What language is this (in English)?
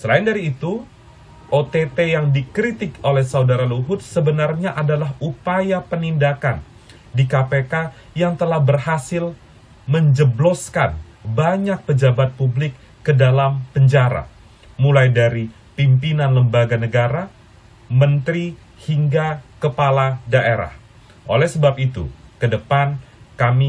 Indonesian